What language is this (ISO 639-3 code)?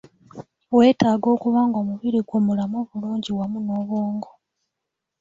lug